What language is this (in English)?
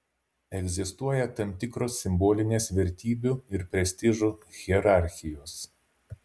Lithuanian